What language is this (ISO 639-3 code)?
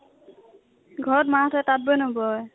asm